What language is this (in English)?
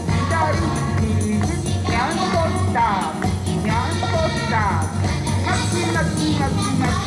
Japanese